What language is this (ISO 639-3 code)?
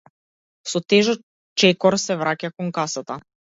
mkd